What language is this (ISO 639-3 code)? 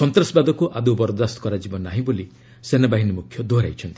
ori